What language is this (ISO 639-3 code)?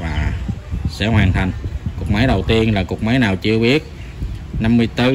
vie